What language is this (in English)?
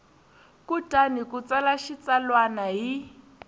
Tsonga